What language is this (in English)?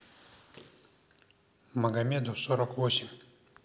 Russian